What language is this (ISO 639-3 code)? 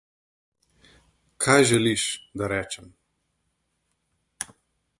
slv